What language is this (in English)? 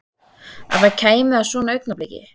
Icelandic